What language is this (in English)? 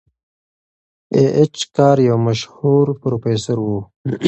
Pashto